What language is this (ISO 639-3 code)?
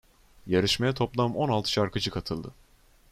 tur